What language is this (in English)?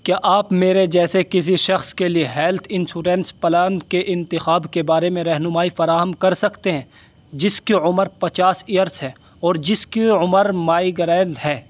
Urdu